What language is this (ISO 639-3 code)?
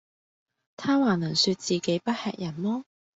yue